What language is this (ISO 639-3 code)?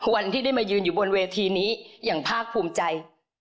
tha